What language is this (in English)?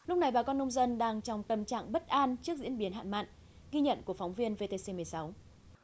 Vietnamese